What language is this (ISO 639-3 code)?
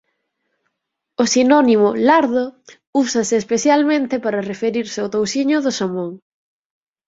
glg